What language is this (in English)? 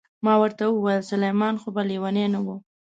Pashto